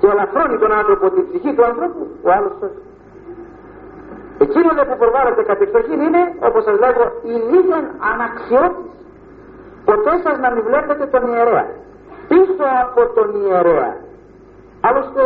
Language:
Greek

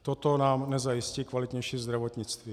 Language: Czech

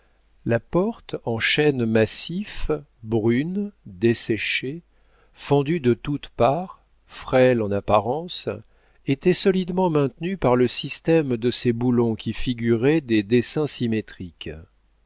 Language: French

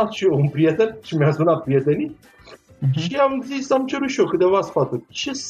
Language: Romanian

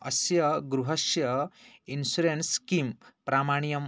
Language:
Sanskrit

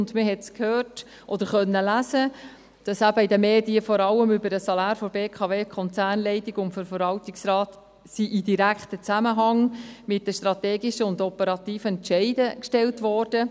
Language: Swiss German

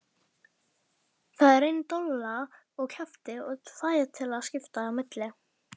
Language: Icelandic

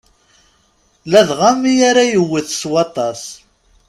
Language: Kabyle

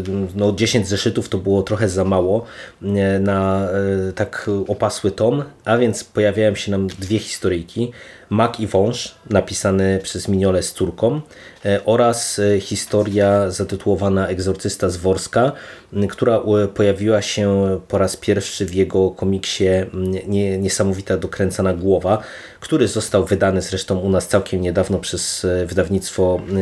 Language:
Polish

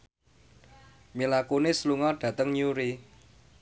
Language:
Javanese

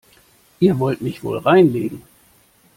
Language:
German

